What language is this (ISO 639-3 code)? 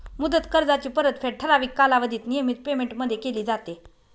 mar